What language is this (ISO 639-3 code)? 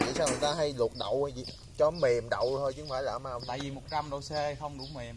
vie